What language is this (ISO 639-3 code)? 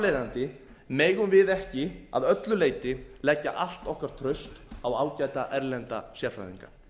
isl